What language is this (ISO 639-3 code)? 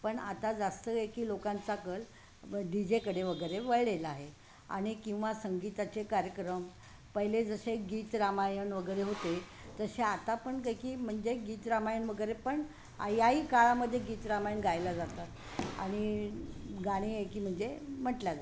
mar